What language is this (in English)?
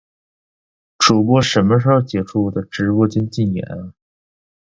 Chinese